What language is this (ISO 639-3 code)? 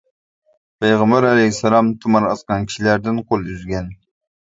uig